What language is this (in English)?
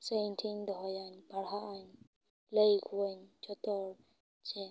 Santali